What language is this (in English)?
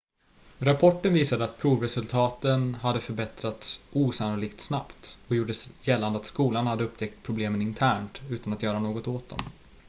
Swedish